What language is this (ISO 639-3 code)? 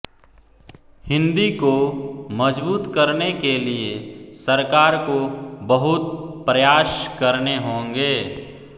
hin